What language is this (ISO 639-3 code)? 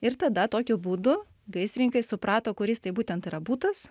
lit